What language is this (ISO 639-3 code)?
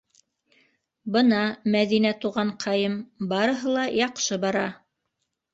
bak